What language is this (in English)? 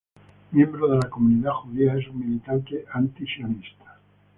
Spanish